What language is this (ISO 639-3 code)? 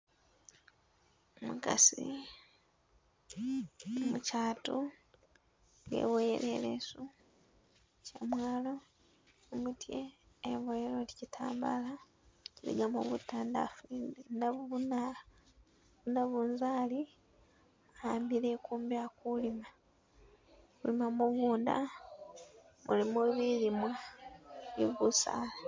myx